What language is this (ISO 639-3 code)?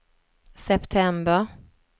swe